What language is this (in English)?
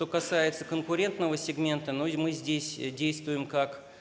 Russian